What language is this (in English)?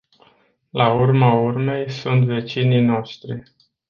Romanian